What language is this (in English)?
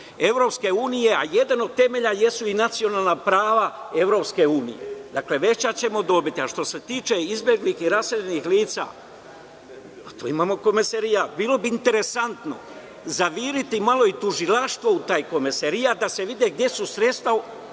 Serbian